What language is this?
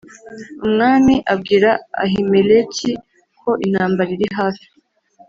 Kinyarwanda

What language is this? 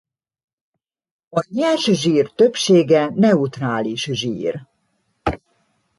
Hungarian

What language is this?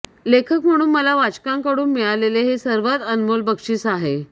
Marathi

